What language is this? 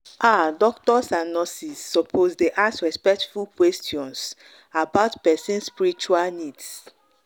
Nigerian Pidgin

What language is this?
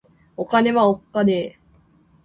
Japanese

